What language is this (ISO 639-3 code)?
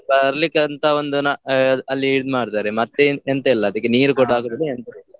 kan